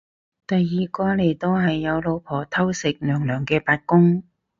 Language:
Cantonese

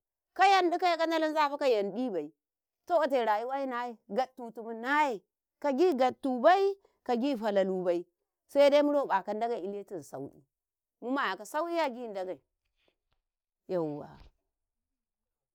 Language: Karekare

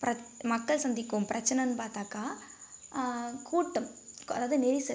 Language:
Tamil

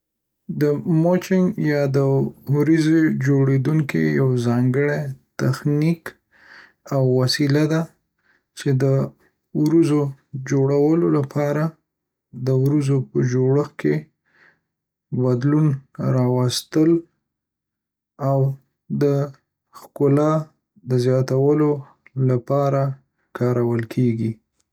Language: Pashto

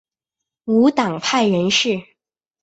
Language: Chinese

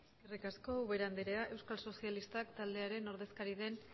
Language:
Basque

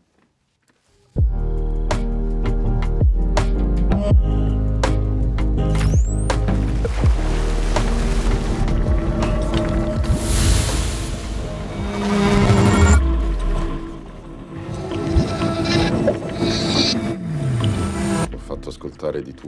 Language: Italian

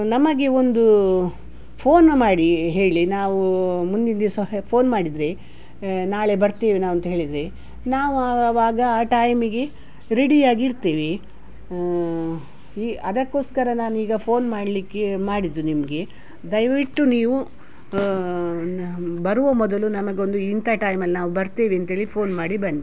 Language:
Kannada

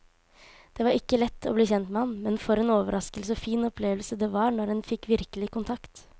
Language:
Norwegian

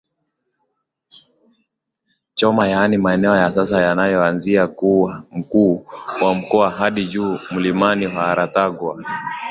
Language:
Swahili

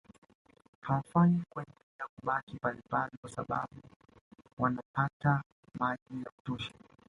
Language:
Swahili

